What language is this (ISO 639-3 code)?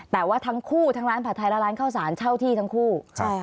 tha